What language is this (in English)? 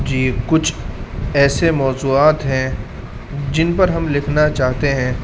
Urdu